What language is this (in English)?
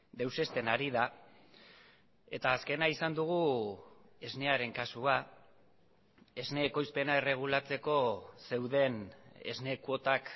Basque